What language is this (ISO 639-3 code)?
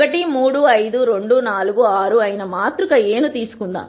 tel